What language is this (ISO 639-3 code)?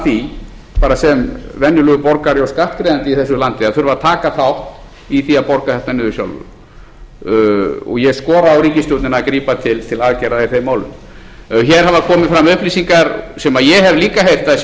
isl